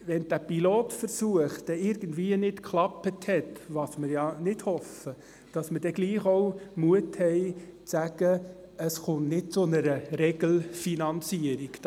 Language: Swiss German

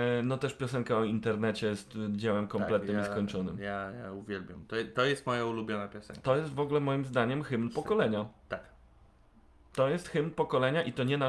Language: Polish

